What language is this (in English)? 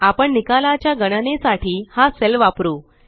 Marathi